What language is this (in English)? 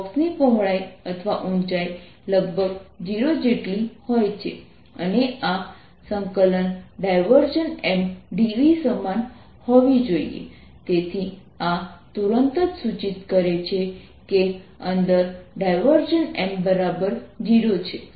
Gujarati